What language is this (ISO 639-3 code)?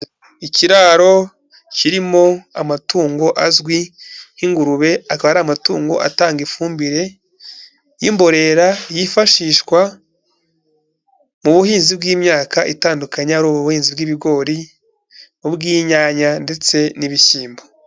kin